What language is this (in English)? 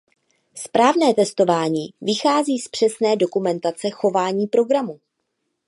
Czech